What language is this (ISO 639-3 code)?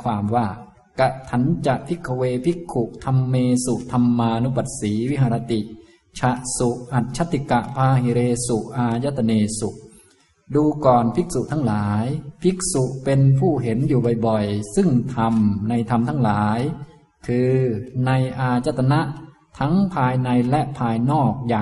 tha